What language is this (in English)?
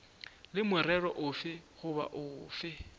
Northern Sotho